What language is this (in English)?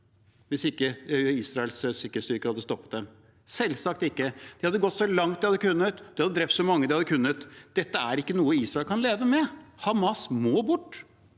Norwegian